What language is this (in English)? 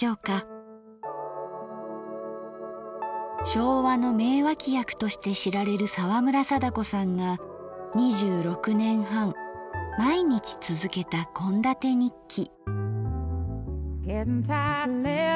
Japanese